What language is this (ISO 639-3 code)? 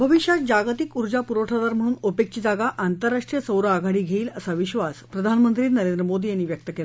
mar